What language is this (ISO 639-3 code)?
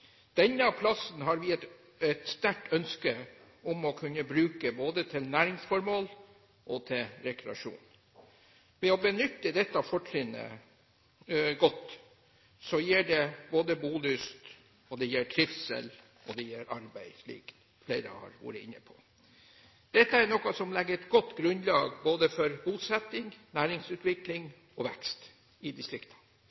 nob